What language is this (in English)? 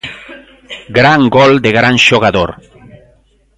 Galician